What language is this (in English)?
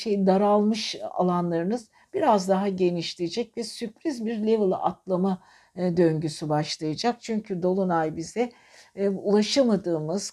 Turkish